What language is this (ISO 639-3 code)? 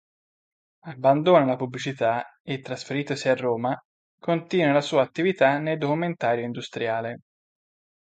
ita